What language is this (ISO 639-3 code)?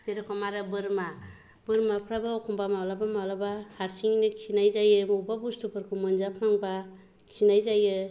brx